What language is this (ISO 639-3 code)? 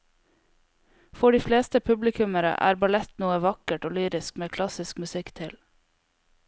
nor